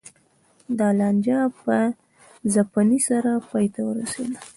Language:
Pashto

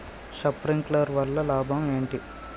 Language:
Telugu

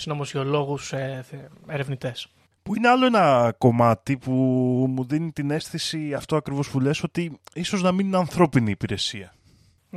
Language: Greek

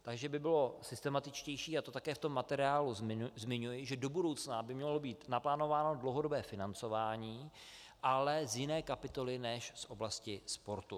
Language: Czech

